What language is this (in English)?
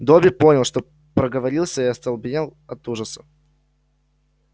Russian